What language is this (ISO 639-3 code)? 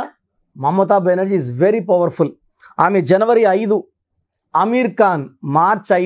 tel